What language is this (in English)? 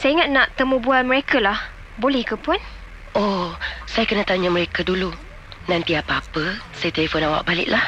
Malay